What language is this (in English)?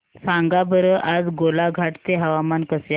Marathi